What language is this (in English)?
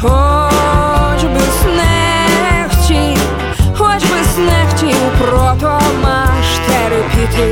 Ukrainian